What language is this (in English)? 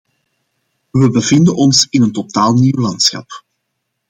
Dutch